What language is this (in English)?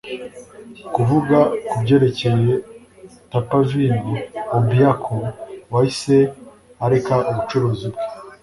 Kinyarwanda